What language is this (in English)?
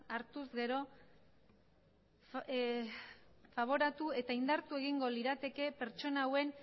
Basque